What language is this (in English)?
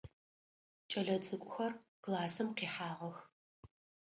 Adyghe